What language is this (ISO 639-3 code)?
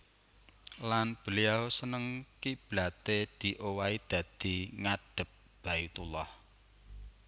jav